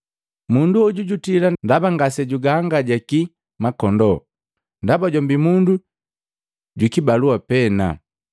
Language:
Matengo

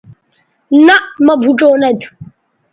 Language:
Bateri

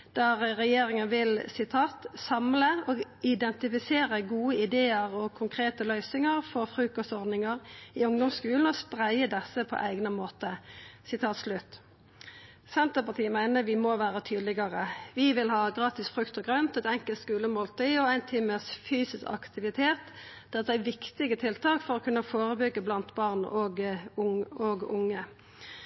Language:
Norwegian Nynorsk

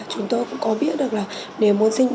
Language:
Vietnamese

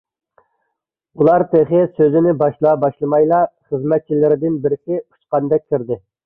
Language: Uyghur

